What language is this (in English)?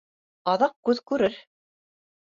Bashkir